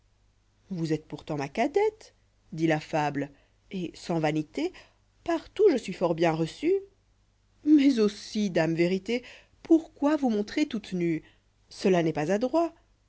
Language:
French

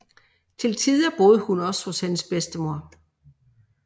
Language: Danish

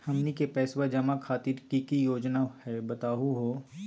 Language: Magahi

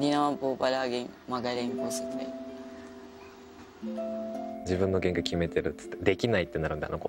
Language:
Japanese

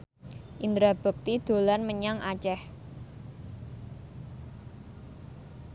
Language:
Javanese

